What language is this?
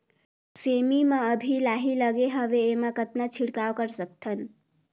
Chhattisgarhi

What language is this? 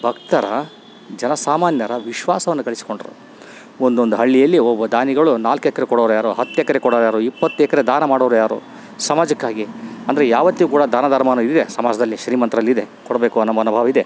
Kannada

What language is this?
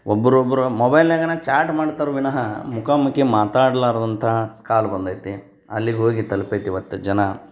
Kannada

